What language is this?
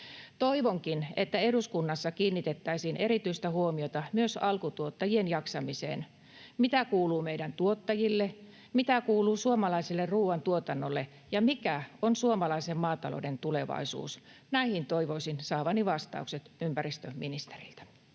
Finnish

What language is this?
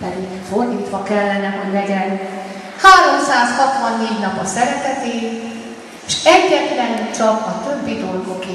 Hungarian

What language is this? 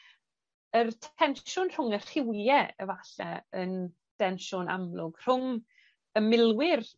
Welsh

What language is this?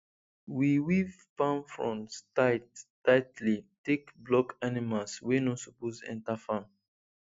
Nigerian Pidgin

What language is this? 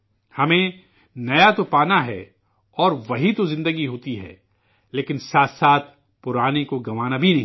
Urdu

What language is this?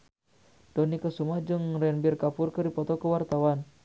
Sundanese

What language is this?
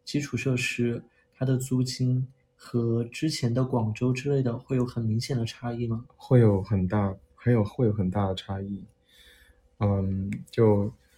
Chinese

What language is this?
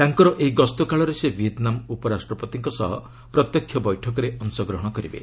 Odia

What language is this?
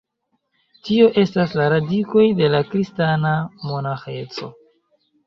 Esperanto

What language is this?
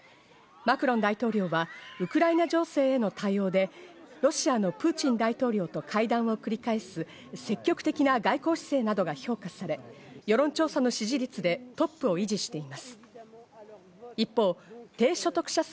Japanese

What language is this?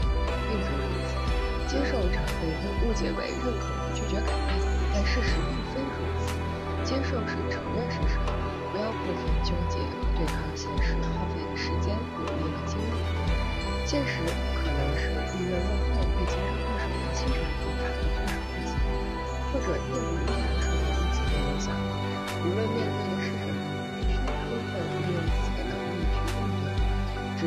Chinese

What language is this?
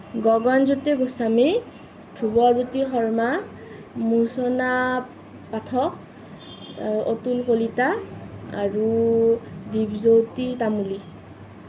Assamese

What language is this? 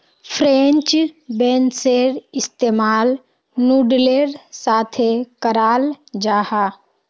Magahi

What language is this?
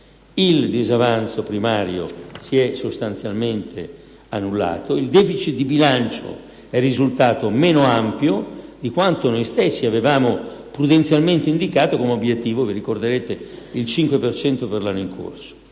Italian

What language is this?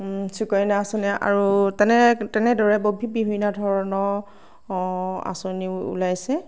Assamese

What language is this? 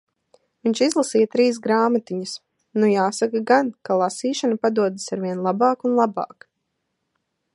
Latvian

